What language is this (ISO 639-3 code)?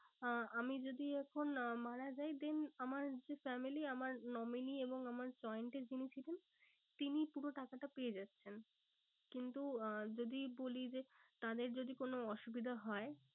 ben